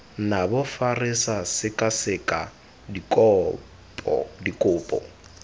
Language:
Tswana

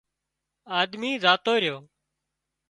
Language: Wadiyara Koli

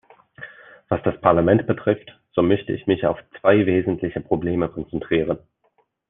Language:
German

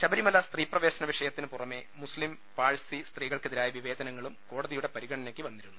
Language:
Malayalam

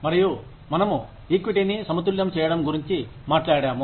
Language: Telugu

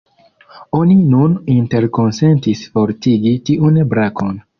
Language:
Esperanto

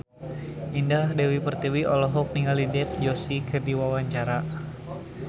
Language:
Sundanese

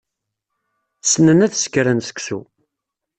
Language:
Kabyle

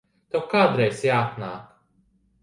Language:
Latvian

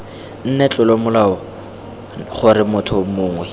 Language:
Tswana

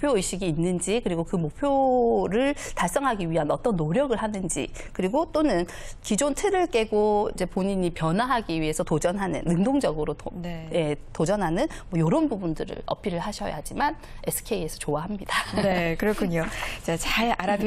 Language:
Korean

